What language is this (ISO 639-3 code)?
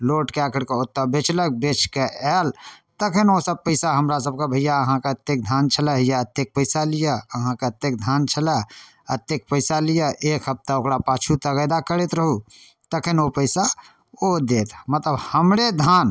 mai